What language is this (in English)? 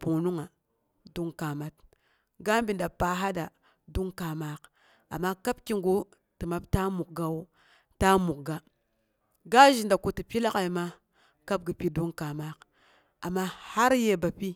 Boghom